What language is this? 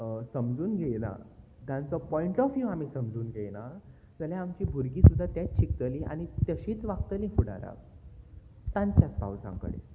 Konkani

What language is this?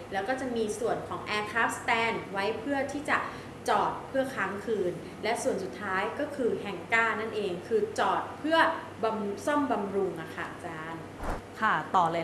Thai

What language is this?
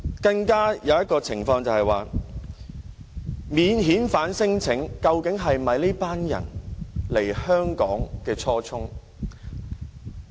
Cantonese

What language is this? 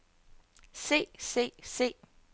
Danish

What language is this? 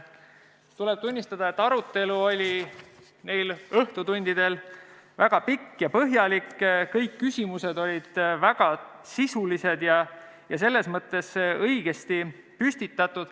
Estonian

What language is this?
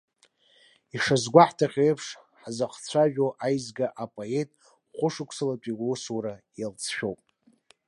Abkhazian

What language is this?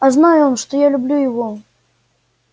Russian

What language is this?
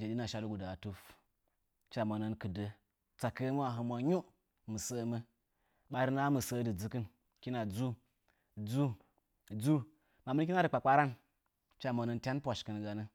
Nzanyi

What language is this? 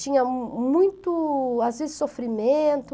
Portuguese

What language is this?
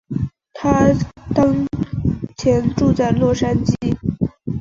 Chinese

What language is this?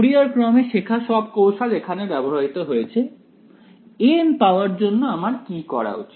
Bangla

